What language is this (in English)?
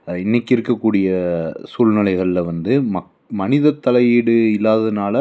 Tamil